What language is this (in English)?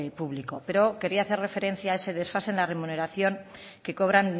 Spanish